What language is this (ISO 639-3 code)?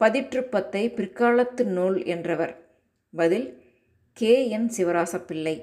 tam